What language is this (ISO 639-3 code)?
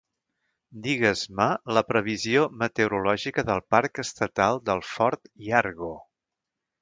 cat